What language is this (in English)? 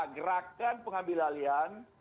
Indonesian